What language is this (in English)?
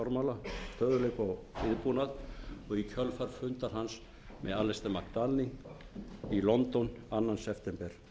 Icelandic